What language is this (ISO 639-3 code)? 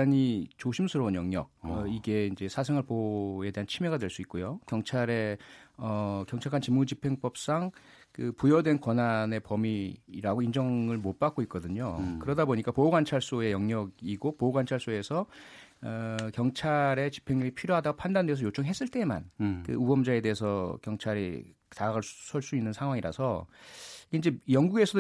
kor